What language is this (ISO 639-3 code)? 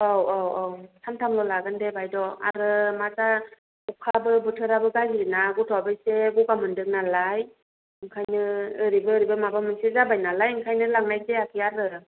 brx